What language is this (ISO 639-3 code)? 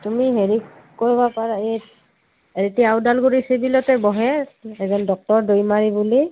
asm